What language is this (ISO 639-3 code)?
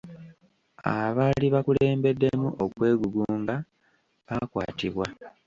lug